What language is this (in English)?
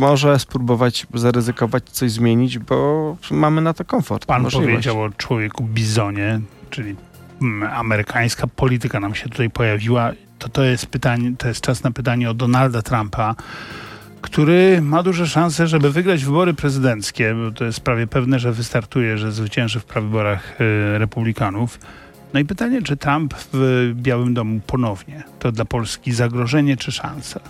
Polish